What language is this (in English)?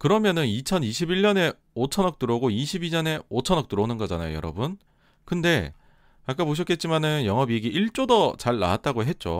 Korean